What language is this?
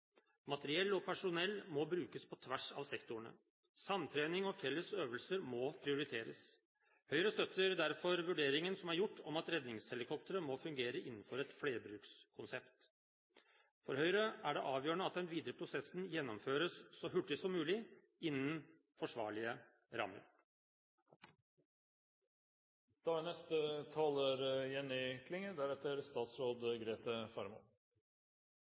Norwegian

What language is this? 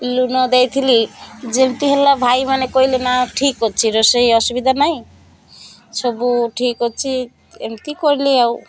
Odia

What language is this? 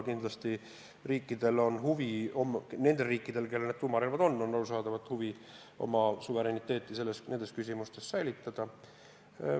Estonian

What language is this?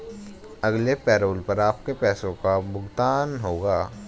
Hindi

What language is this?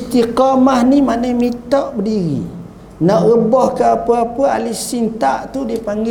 Malay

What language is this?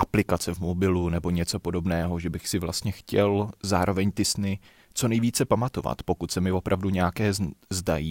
Czech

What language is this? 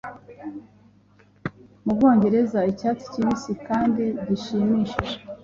Kinyarwanda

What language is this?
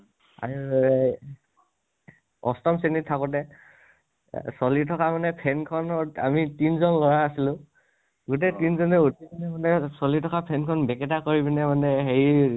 Assamese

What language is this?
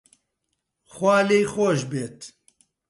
Central Kurdish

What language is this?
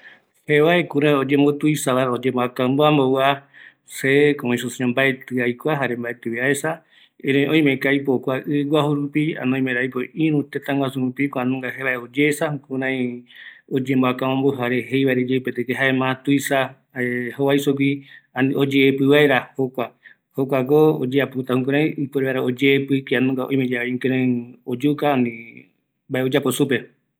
Eastern Bolivian Guaraní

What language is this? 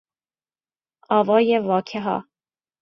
Persian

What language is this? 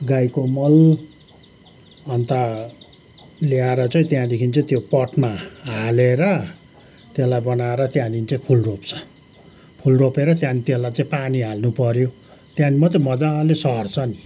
Nepali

